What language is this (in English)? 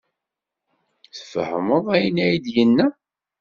Kabyle